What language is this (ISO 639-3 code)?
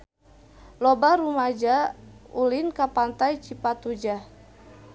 sun